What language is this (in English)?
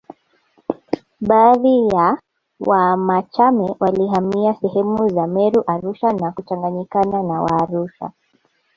Swahili